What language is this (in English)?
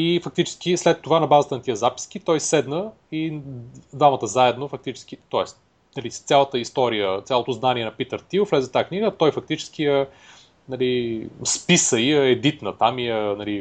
Bulgarian